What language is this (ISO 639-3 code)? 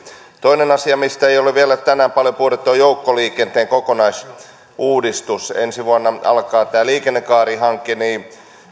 fin